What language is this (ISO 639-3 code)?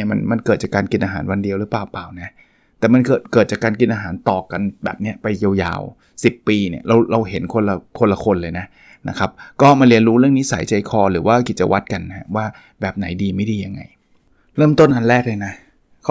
tha